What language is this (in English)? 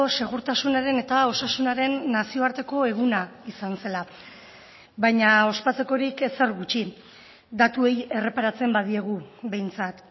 Basque